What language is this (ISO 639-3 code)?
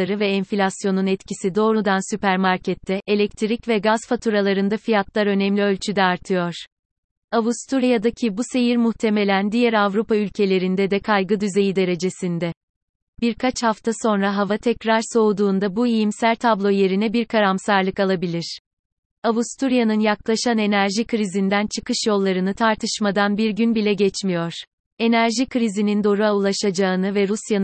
tur